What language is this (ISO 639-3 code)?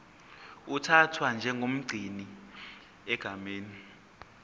zul